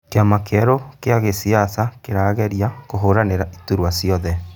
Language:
Kikuyu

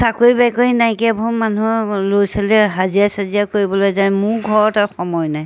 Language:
Assamese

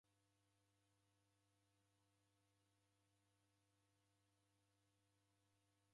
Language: Taita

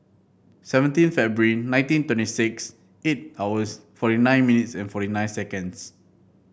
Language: English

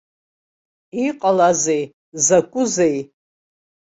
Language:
Abkhazian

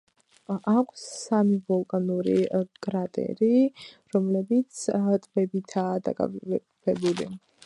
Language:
Georgian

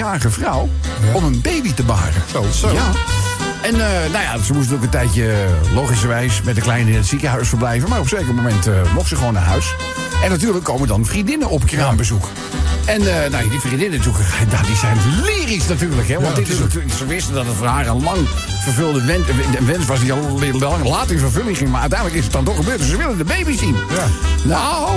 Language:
Dutch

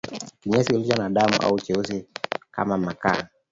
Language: Swahili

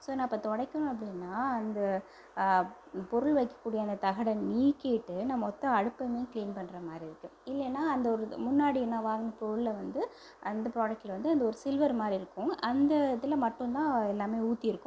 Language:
Tamil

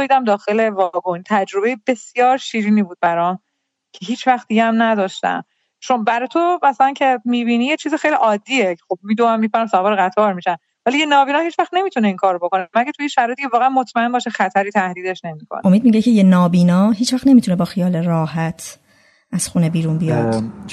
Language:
Persian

